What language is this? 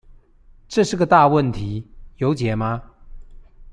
Chinese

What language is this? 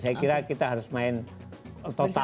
Indonesian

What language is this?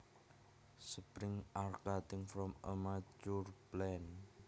Javanese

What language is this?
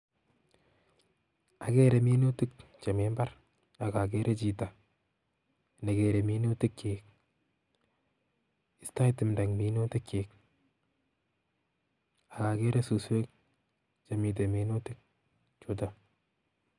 Kalenjin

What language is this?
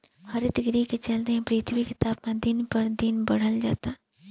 Bhojpuri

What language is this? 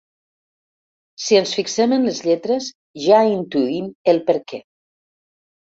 Catalan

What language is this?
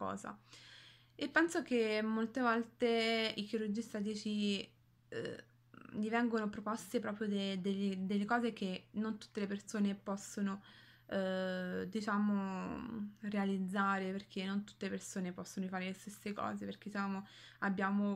Italian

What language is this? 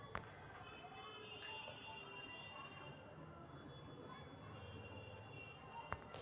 Magahi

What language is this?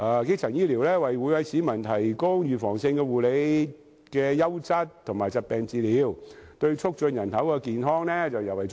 Cantonese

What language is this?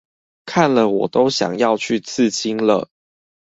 Chinese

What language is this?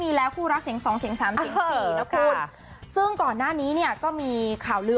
Thai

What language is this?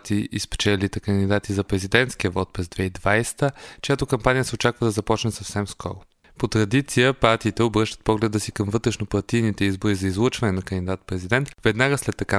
Bulgarian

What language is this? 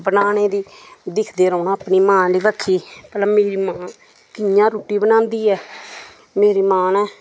Dogri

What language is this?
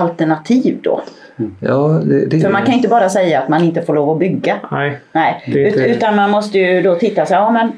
Swedish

